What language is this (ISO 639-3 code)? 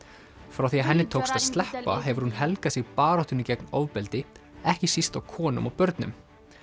isl